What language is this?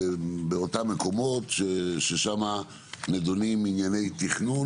Hebrew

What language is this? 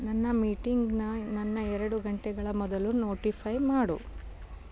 Kannada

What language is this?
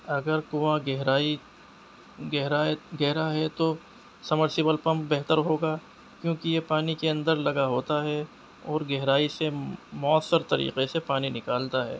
Urdu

